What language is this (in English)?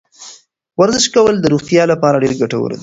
Pashto